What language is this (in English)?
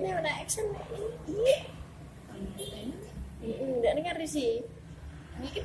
Spanish